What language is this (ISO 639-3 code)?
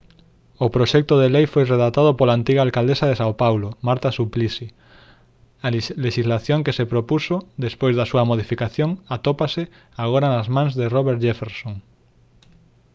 glg